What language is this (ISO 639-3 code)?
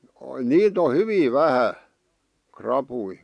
fin